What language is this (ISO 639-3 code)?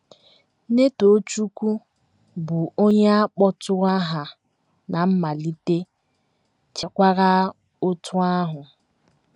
ibo